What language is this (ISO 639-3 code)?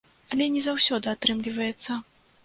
bel